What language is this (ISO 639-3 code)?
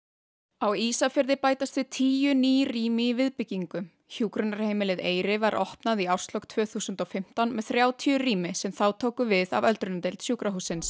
isl